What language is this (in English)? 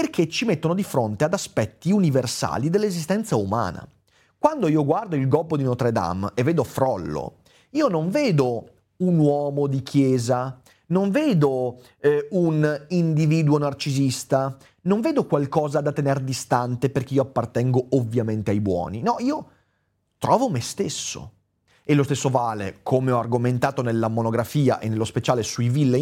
Italian